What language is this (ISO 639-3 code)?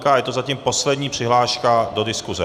ces